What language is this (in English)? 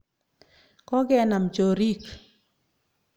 Kalenjin